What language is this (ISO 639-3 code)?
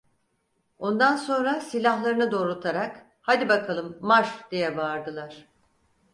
tur